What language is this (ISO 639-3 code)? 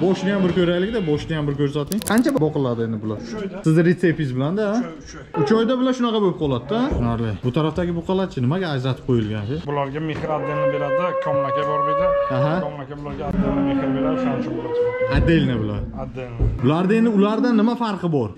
tur